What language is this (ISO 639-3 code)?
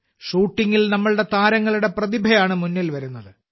mal